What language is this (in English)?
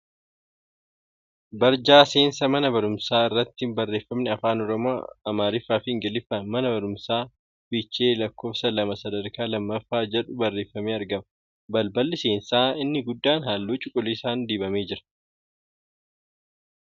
Oromo